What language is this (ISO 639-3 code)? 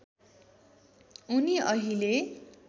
nep